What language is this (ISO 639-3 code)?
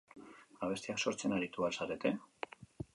eus